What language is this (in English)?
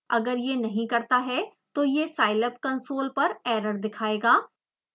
Hindi